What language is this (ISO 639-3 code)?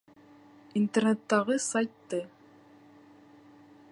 bak